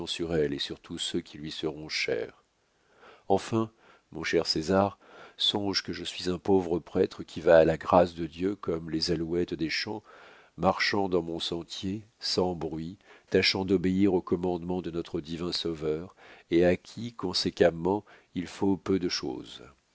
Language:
French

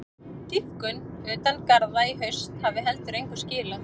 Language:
Icelandic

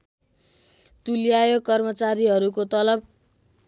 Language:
Nepali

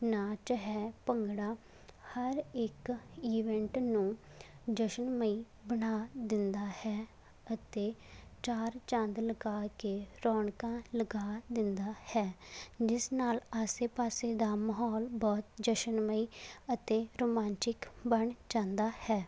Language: Punjabi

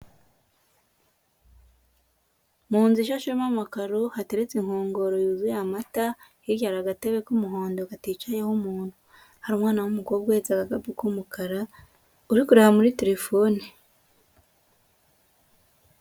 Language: Kinyarwanda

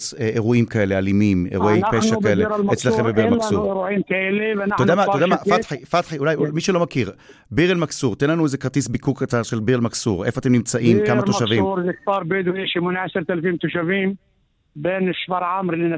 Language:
Hebrew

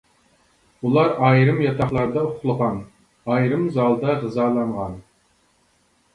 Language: Uyghur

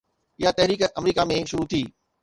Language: Sindhi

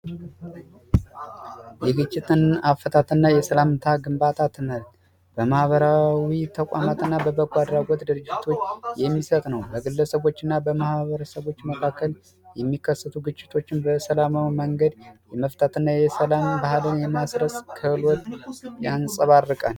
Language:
Amharic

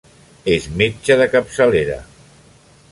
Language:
Catalan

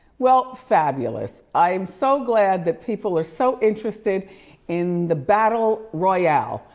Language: English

